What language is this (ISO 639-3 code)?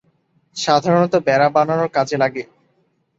ben